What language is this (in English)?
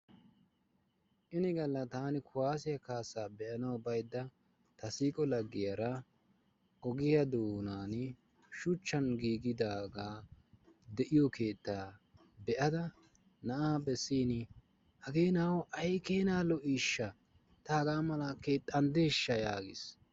Wolaytta